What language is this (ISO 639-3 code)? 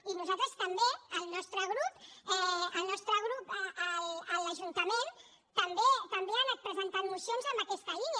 cat